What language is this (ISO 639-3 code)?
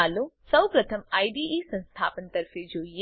guj